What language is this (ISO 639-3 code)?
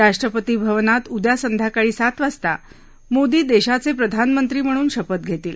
mar